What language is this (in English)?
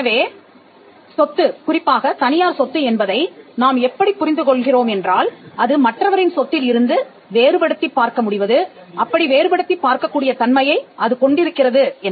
Tamil